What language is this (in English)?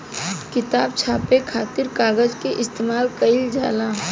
Bhojpuri